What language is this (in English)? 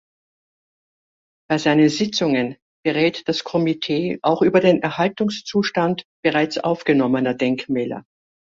German